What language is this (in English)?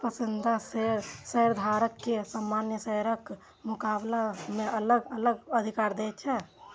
Maithili